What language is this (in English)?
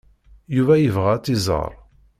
Kabyle